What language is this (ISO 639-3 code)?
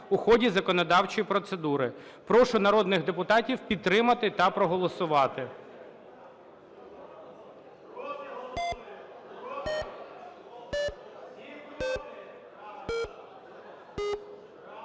ukr